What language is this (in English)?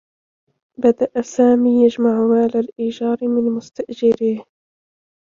Arabic